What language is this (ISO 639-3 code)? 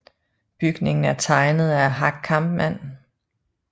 dan